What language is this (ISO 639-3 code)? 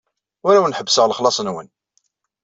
kab